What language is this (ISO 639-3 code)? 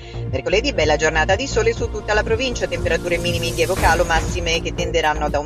ita